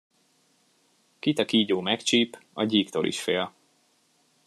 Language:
Hungarian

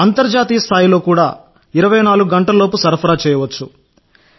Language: Telugu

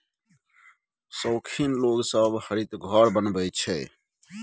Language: Maithili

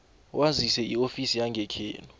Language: South Ndebele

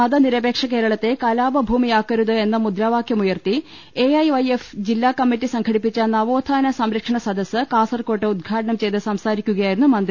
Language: Malayalam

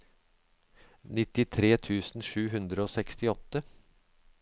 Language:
Norwegian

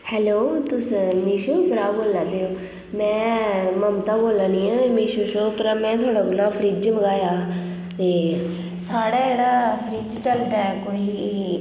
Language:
Dogri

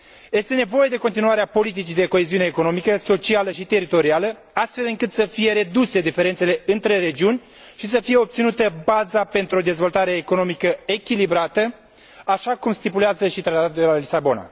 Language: Romanian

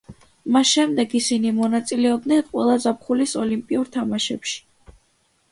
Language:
Georgian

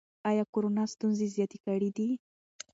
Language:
Pashto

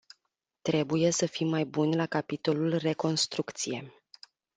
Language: Romanian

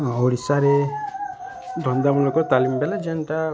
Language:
Odia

